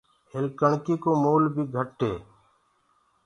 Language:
Gurgula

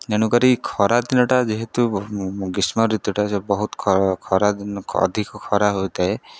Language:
Odia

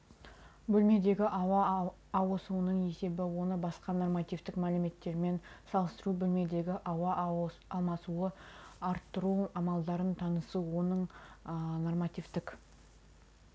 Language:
Kazakh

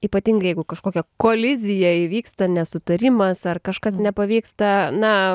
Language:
Lithuanian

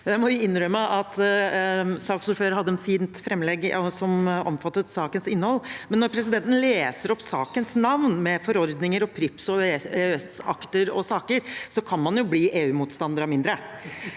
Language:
Norwegian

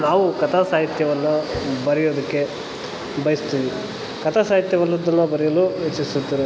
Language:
Kannada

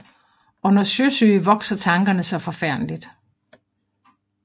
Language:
Danish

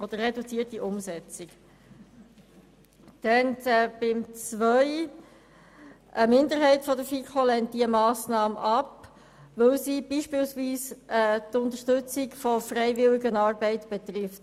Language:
Swiss German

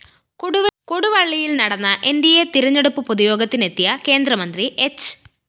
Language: Malayalam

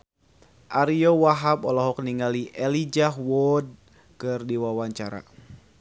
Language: Sundanese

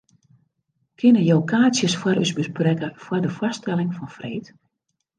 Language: Western Frisian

